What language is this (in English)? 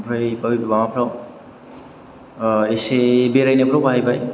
Bodo